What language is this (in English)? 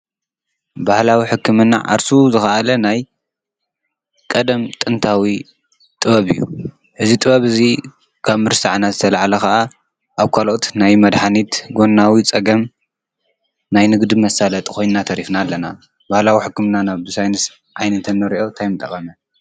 Tigrinya